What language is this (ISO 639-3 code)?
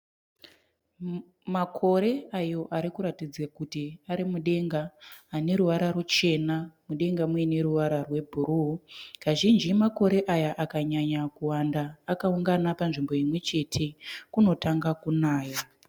sna